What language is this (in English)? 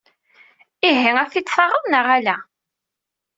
Kabyle